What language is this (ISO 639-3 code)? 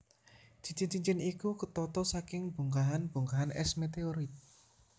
jav